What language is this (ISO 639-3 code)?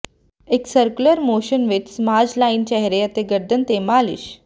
pan